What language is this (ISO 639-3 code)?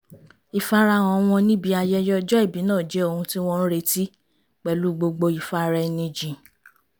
yor